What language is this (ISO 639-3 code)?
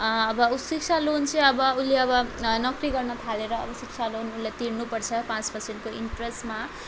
nep